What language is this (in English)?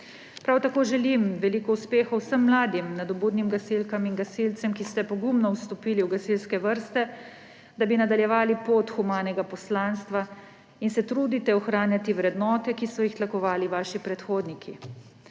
Slovenian